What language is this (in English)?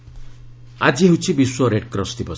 Odia